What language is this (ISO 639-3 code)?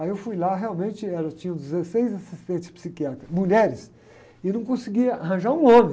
por